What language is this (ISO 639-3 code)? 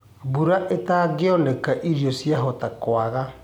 kik